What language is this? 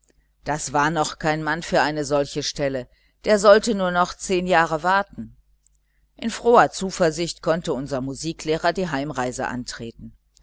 German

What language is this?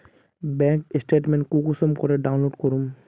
Magahi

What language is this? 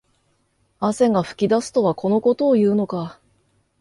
Japanese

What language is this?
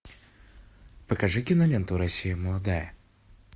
Russian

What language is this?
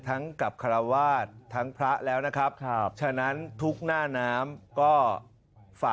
Thai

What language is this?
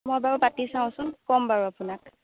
Assamese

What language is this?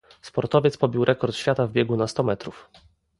Polish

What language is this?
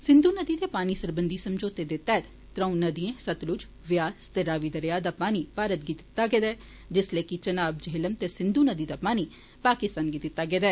Dogri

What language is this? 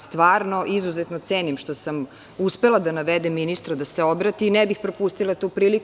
Serbian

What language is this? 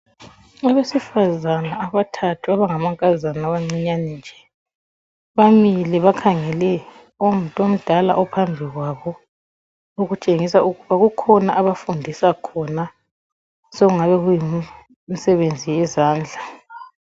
North Ndebele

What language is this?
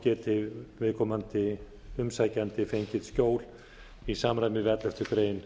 Icelandic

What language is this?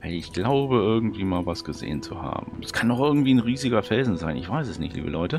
German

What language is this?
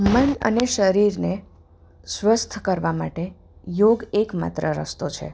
Gujarati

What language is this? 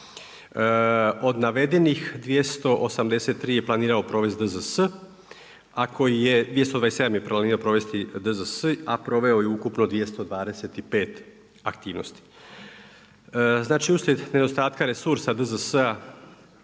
Croatian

